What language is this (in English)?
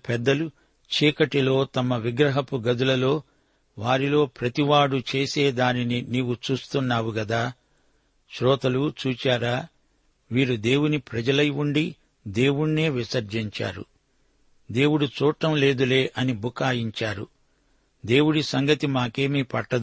Telugu